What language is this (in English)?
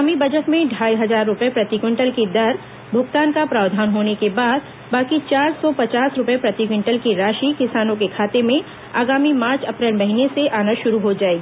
Hindi